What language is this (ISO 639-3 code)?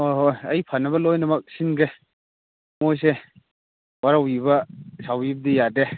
mni